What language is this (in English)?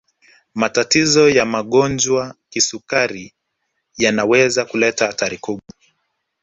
Swahili